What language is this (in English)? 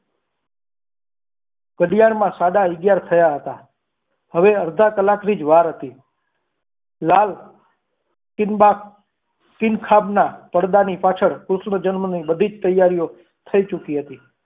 Gujarati